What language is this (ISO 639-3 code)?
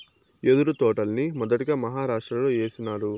tel